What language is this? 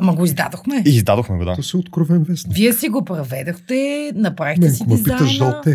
Bulgarian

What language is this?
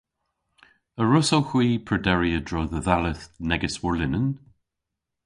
Cornish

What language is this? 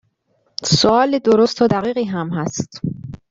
Persian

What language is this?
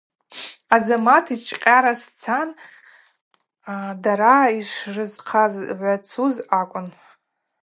Abaza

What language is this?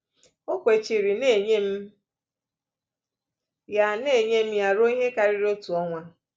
Igbo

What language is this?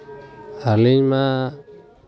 Santali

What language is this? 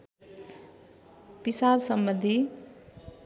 Nepali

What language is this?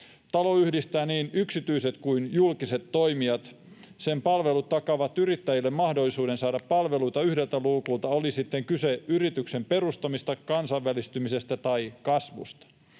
Finnish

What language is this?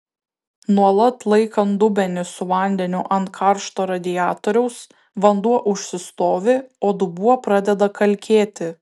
Lithuanian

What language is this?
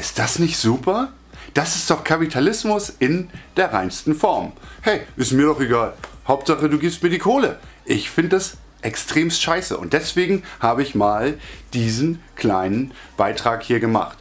German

